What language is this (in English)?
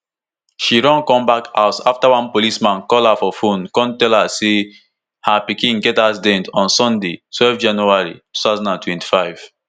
Nigerian Pidgin